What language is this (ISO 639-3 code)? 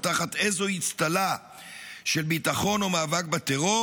heb